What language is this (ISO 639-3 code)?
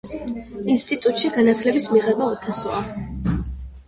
kat